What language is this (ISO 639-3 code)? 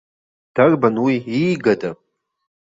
abk